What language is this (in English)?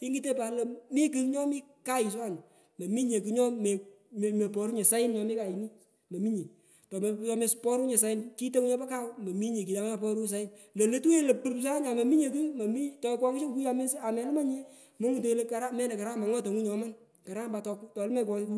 Pökoot